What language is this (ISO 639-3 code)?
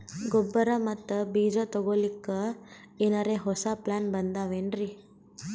kan